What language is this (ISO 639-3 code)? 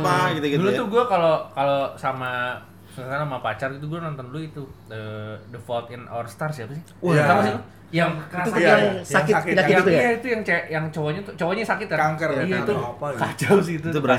ind